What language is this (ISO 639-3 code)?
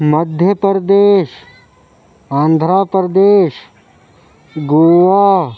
urd